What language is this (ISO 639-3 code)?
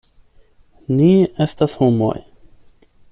epo